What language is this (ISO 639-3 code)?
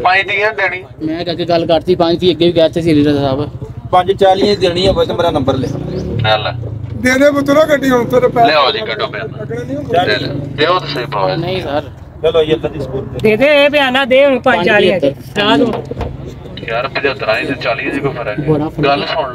pan